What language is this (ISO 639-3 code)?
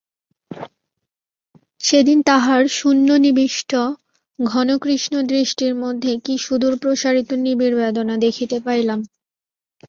ben